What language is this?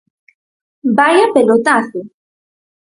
Galician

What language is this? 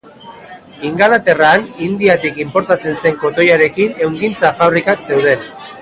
Basque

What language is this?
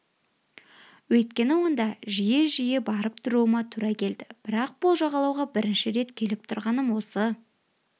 Kazakh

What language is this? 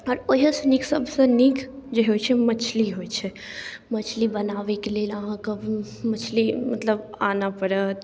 Maithili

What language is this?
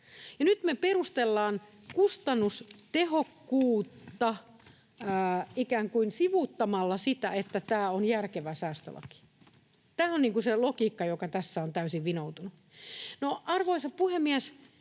Finnish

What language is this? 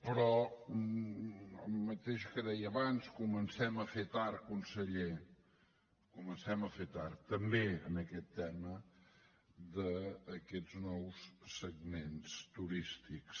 Catalan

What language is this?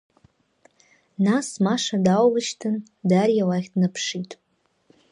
Abkhazian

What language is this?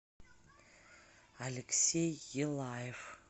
Russian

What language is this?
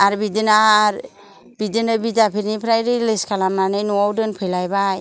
Bodo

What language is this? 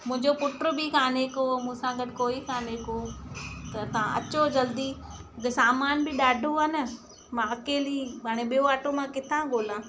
Sindhi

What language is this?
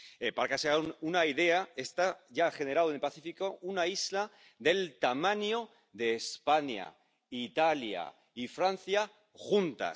Spanish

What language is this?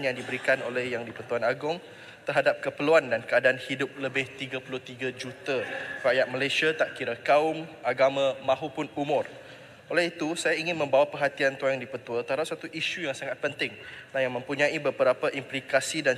Malay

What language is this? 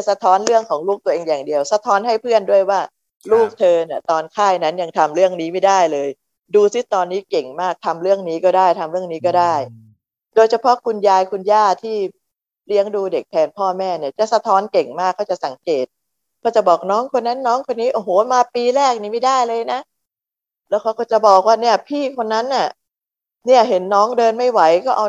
Thai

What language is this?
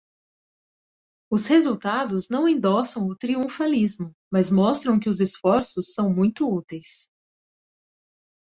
Portuguese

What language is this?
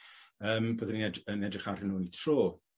Welsh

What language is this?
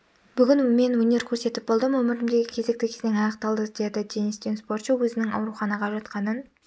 Kazakh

